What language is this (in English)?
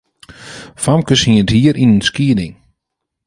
Western Frisian